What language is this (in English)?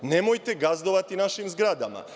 Serbian